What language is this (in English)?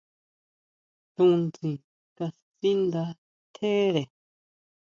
Huautla Mazatec